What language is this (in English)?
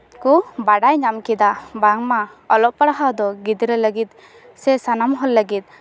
Santali